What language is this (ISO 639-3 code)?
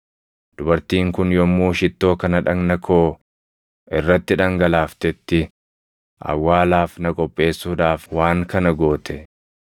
orm